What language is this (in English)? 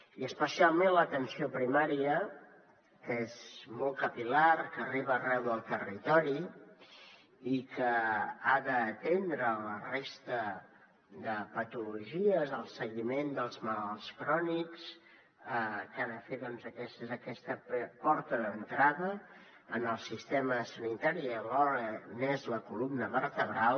Catalan